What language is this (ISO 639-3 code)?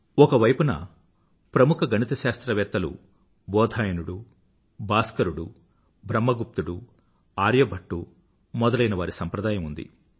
tel